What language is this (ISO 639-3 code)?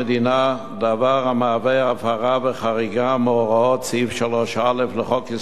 heb